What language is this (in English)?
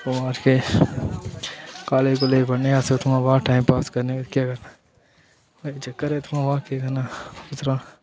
Dogri